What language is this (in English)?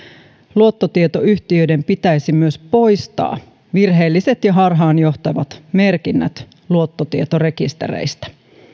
Finnish